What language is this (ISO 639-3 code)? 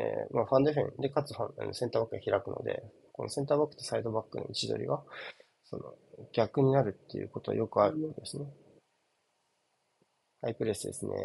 jpn